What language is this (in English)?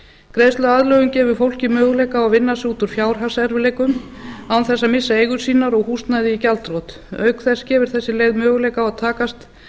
Icelandic